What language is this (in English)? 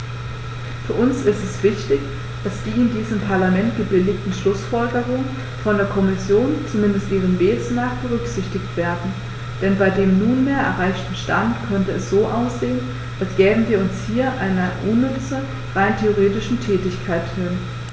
German